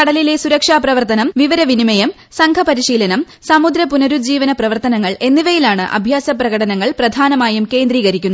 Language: Malayalam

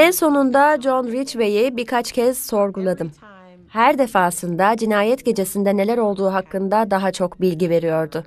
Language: Turkish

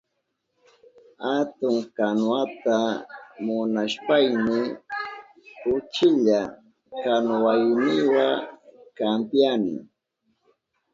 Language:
Southern Pastaza Quechua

